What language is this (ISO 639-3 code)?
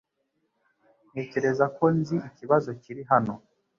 kin